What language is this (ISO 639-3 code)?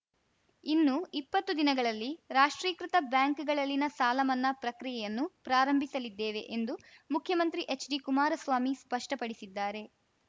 kan